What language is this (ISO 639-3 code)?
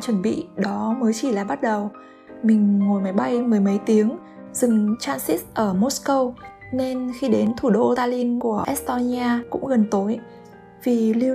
vie